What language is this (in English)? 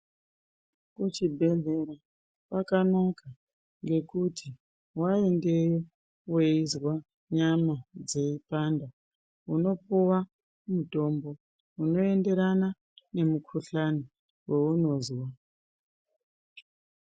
Ndau